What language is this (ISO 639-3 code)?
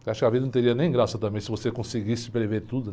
por